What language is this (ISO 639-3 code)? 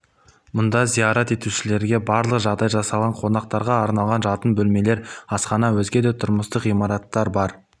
kaz